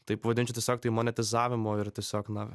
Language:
Lithuanian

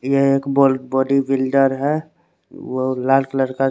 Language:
Hindi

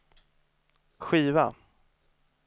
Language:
Swedish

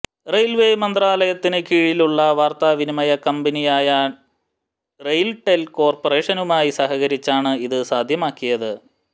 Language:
Malayalam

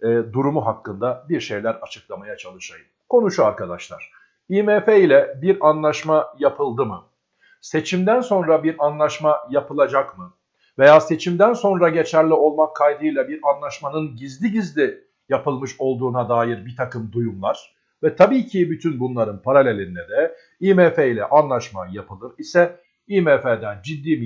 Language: Turkish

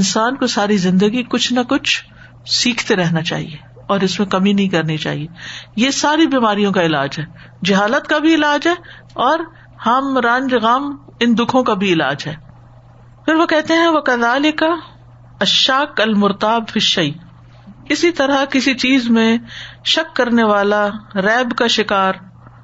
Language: Urdu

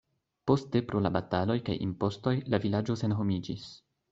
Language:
Esperanto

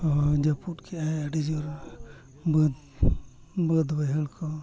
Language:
Santali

